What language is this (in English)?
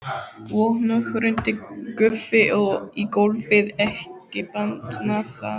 Icelandic